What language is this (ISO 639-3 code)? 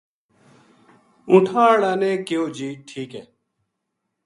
gju